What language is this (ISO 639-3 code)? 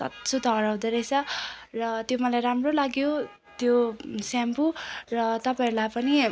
nep